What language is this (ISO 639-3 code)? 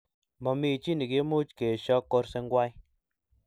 kln